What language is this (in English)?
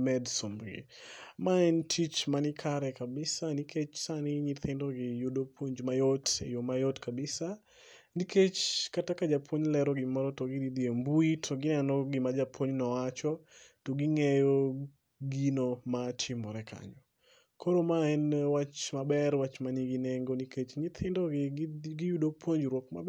Luo (Kenya and Tanzania)